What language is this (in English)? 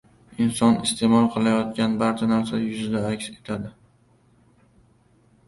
Uzbek